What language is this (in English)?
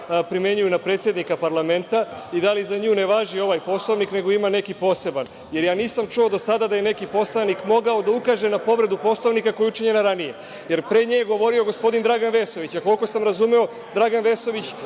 Serbian